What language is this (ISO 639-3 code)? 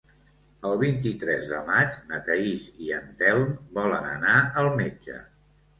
cat